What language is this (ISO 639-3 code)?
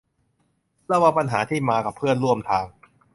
tha